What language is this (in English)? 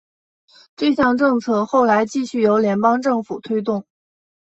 Chinese